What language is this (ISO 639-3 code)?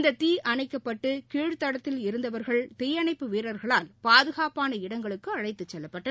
tam